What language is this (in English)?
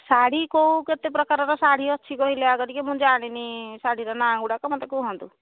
Odia